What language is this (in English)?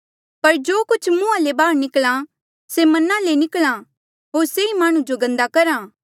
Mandeali